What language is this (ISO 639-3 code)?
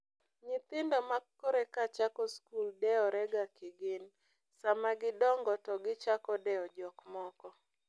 luo